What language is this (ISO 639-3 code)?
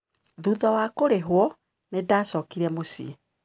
kik